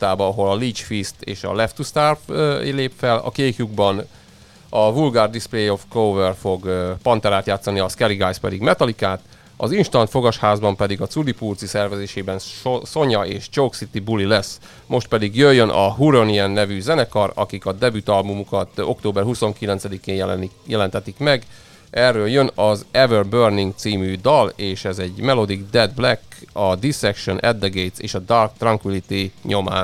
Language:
Hungarian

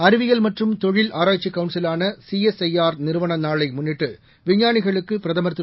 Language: Tamil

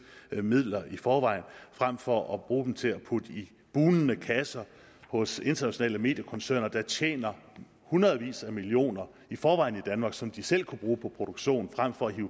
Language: Danish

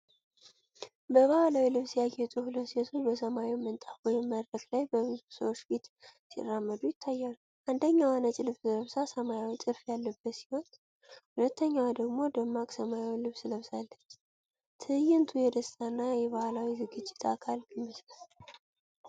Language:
Amharic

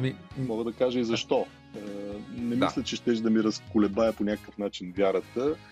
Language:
Bulgarian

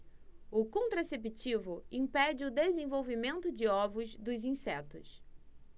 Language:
Portuguese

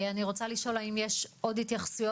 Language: Hebrew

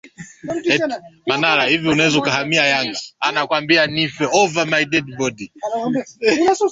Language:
Swahili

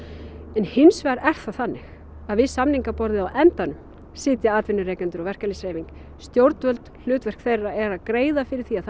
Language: Icelandic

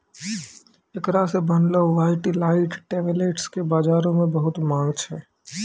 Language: Maithili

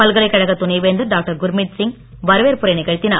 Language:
Tamil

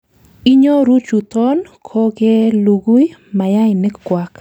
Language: Kalenjin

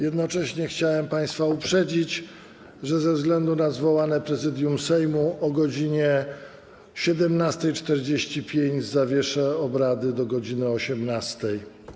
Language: Polish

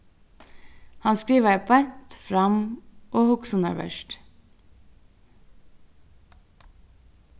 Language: Faroese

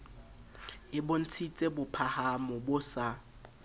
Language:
Southern Sotho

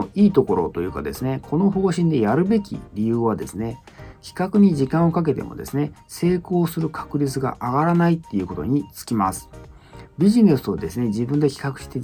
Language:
Japanese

